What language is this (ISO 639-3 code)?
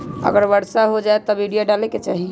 mag